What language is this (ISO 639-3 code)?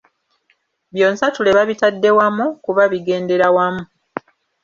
lug